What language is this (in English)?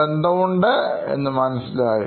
Malayalam